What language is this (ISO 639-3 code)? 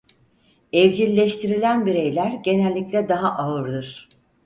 tur